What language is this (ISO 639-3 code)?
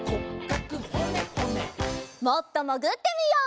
jpn